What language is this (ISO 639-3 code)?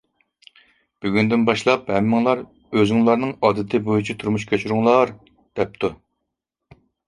uig